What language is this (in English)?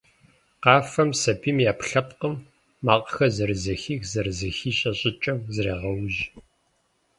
Kabardian